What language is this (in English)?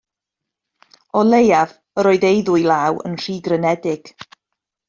Welsh